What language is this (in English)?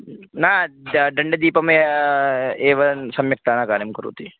Sanskrit